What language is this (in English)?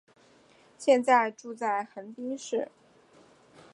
Chinese